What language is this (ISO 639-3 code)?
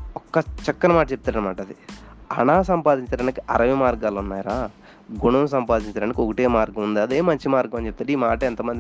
tel